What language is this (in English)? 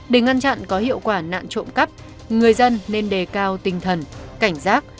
Vietnamese